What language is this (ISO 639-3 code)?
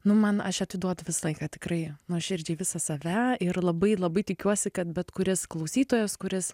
lit